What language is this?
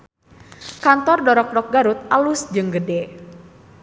Sundanese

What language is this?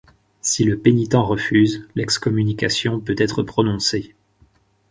French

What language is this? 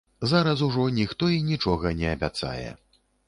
Belarusian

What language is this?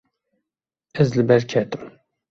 Kurdish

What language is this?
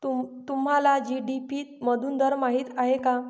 Marathi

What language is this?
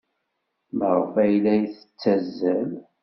Kabyle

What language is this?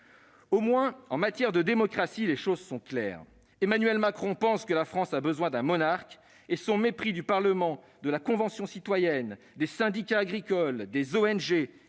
French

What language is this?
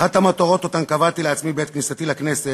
Hebrew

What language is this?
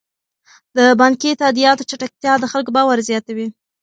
Pashto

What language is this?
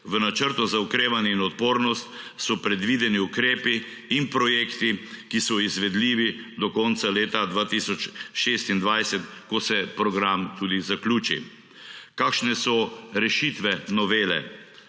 Slovenian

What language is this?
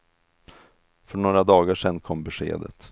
Swedish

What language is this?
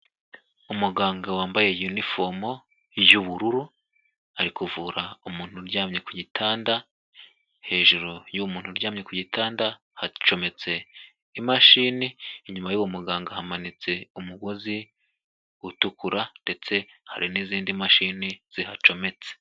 Kinyarwanda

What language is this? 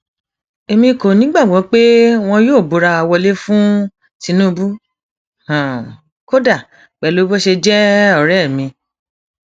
Yoruba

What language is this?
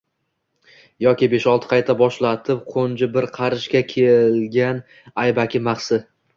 Uzbek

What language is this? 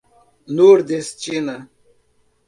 Portuguese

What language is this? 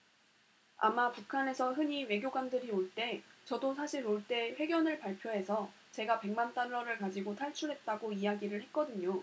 Korean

